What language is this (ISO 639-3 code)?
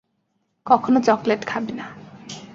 ben